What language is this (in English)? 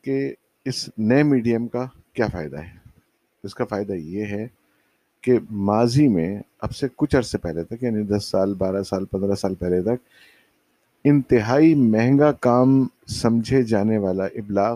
Urdu